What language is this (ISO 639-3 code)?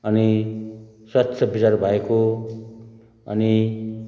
nep